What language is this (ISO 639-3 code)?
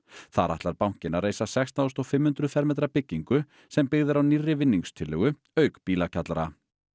isl